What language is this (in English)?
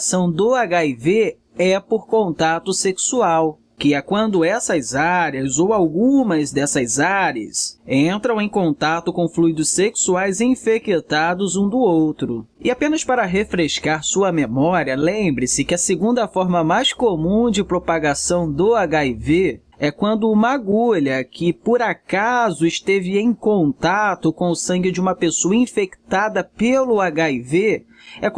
Portuguese